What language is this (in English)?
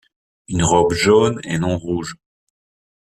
French